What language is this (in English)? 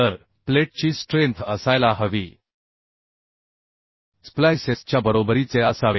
Marathi